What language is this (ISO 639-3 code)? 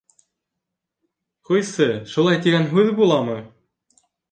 bak